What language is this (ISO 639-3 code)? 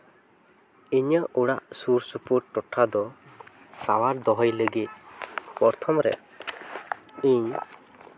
sat